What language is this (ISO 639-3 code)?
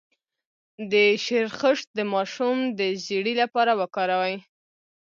pus